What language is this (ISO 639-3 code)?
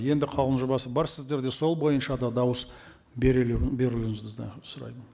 kaz